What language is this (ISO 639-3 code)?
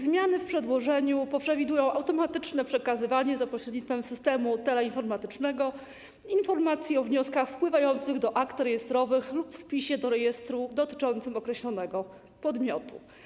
pol